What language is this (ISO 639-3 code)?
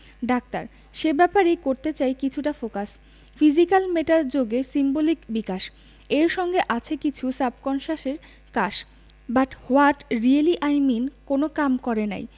ben